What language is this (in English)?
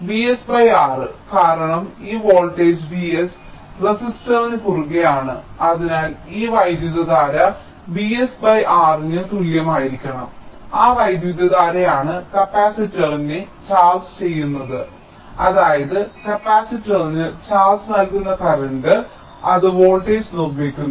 Malayalam